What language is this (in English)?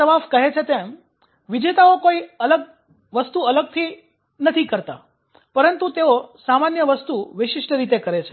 Gujarati